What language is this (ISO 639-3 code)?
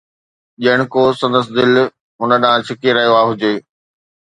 snd